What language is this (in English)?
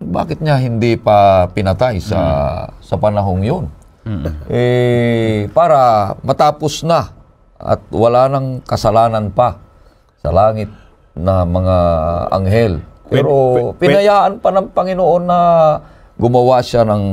Filipino